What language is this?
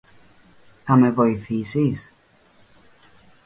Greek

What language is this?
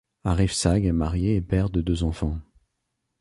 French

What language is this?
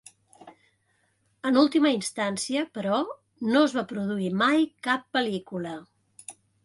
Catalan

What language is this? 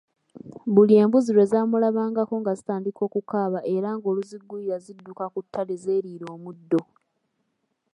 Ganda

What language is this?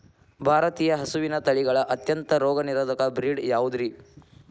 Kannada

